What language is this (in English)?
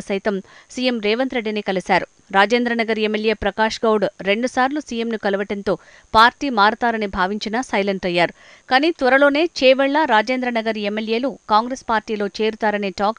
Telugu